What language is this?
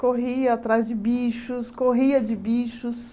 Portuguese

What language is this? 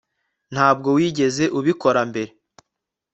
Kinyarwanda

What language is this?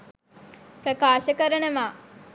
Sinhala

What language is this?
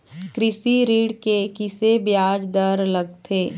Chhattisgarhi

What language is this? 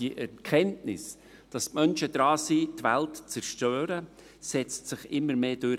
Swiss German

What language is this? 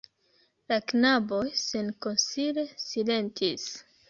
Esperanto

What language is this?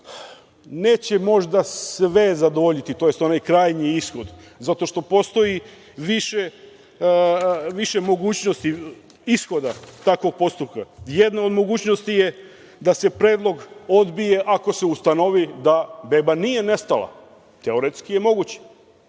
Serbian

